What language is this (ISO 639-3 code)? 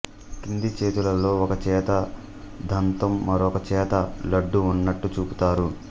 tel